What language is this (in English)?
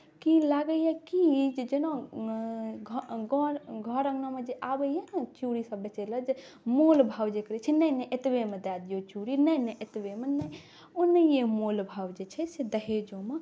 Maithili